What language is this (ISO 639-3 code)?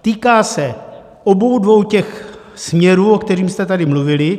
ces